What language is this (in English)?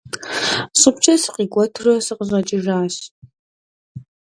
Kabardian